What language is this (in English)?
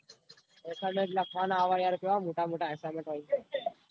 Gujarati